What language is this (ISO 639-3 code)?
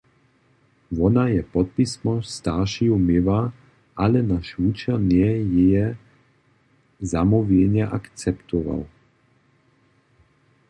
hsb